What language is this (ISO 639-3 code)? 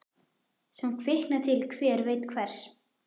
isl